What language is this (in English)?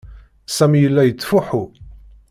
Kabyle